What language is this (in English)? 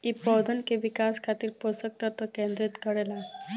Bhojpuri